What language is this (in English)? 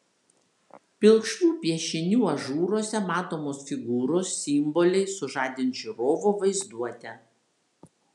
Lithuanian